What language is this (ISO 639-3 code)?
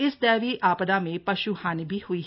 hin